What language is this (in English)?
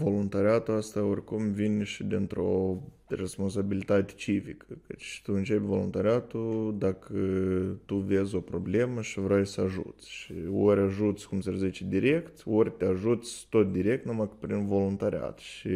Romanian